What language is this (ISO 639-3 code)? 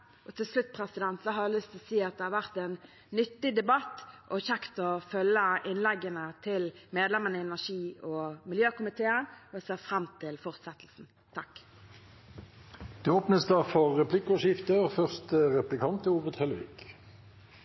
nor